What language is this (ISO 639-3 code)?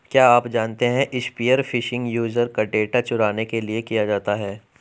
hin